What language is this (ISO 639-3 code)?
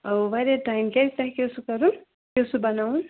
kas